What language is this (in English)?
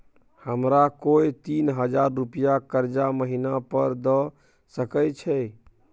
Maithili